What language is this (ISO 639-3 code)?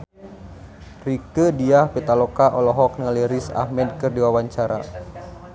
sun